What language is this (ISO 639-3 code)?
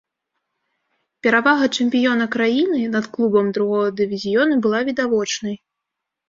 bel